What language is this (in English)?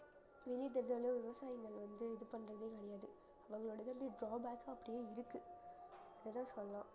Tamil